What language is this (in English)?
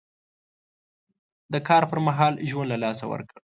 Pashto